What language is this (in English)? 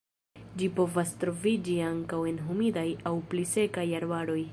Esperanto